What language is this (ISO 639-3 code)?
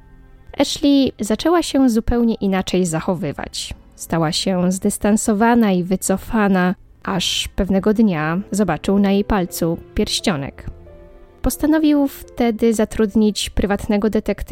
pol